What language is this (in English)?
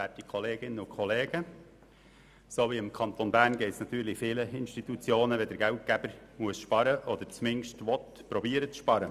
Swiss German